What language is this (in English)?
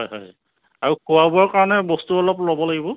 Assamese